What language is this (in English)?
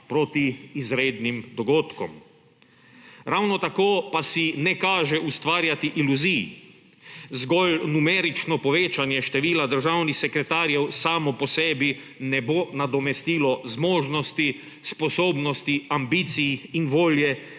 Slovenian